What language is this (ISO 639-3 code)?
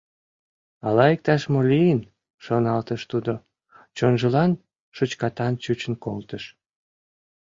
chm